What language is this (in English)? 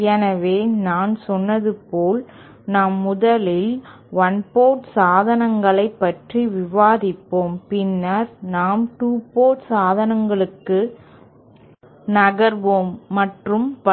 Tamil